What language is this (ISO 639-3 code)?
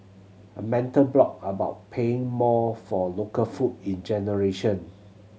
eng